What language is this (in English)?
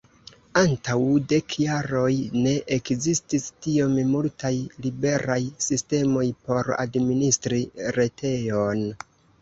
Esperanto